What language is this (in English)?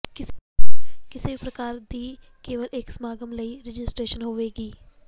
Punjabi